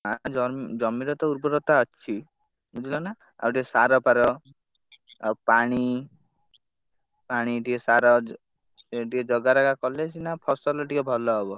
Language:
Odia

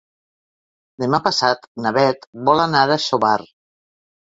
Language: Catalan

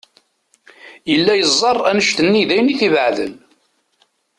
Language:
Kabyle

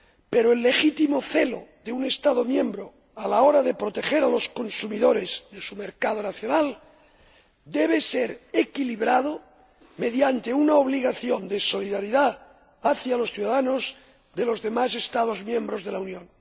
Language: Spanish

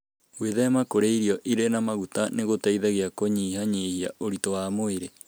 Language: Kikuyu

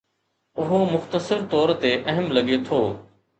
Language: Sindhi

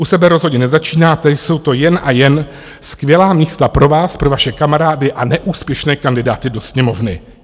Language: Czech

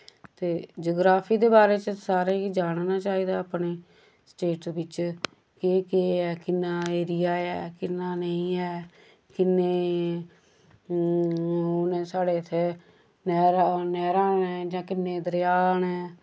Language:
Dogri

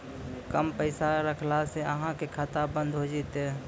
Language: Maithili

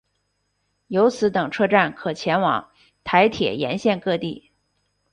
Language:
Chinese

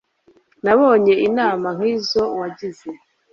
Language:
Kinyarwanda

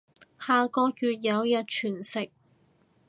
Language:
Cantonese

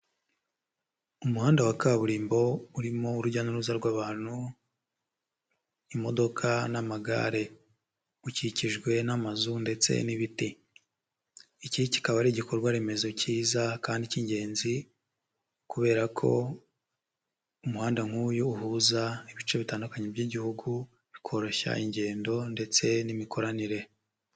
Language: Kinyarwanda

